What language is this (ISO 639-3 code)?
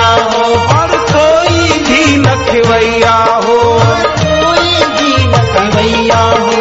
hin